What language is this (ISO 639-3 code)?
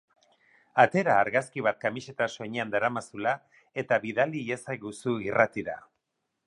eus